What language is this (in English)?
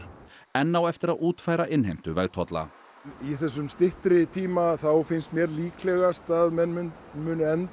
Icelandic